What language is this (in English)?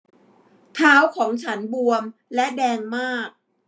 Thai